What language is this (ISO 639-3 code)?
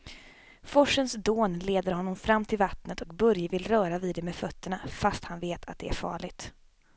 swe